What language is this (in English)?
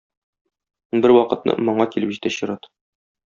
Tatar